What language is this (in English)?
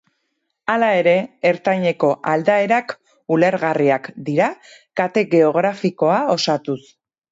Basque